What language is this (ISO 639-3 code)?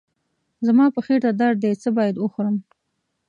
pus